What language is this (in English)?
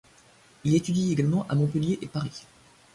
French